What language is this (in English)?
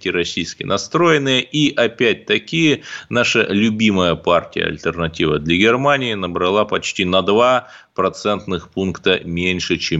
Russian